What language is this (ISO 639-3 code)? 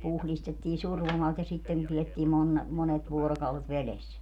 fin